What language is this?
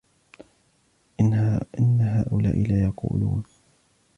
Arabic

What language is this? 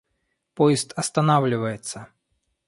Russian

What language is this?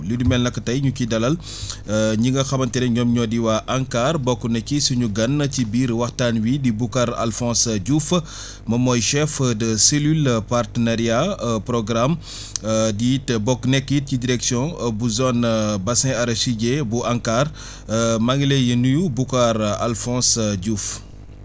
Wolof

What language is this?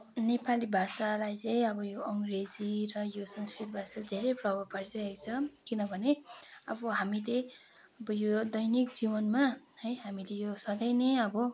Nepali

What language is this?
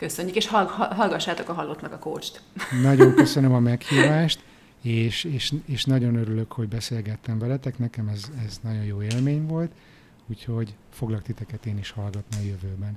Hungarian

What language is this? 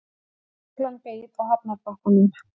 Icelandic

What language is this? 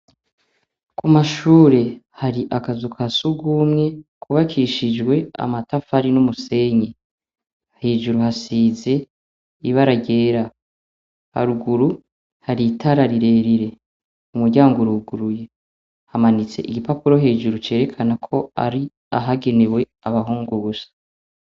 Rundi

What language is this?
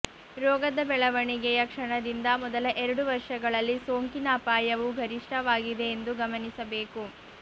Kannada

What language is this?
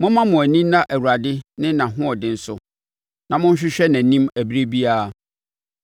Akan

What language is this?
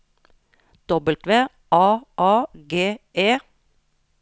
Norwegian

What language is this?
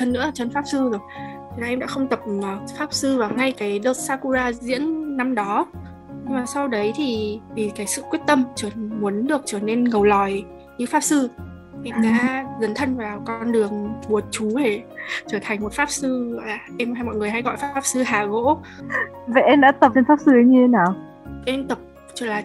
Vietnamese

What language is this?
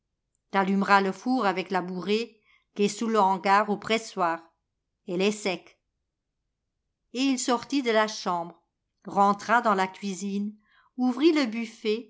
French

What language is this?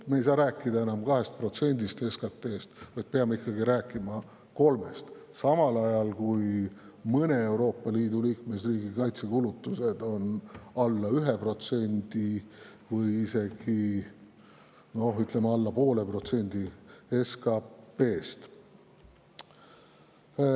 Estonian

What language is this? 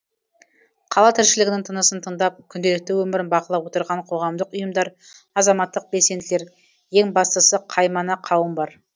Kazakh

